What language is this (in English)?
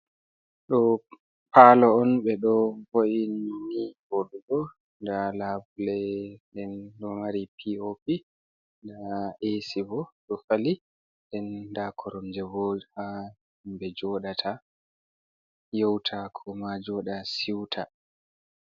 Fula